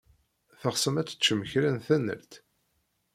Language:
Kabyle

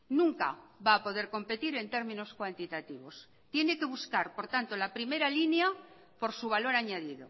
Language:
Spanish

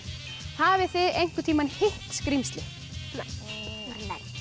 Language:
Icelandic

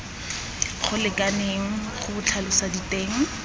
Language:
Tswana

